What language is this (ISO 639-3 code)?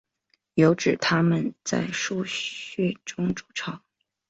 zho